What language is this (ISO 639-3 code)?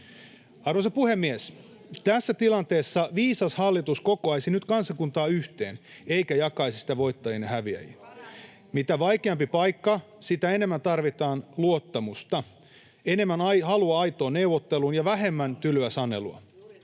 fin